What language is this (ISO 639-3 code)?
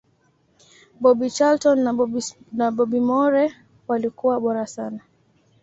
swa